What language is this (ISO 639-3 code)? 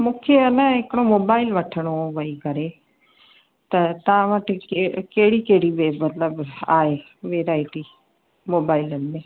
snd